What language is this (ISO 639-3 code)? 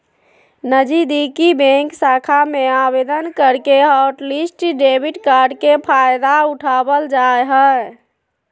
mag